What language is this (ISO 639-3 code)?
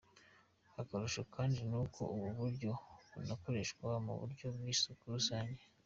kin